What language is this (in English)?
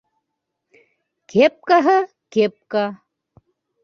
Bashkir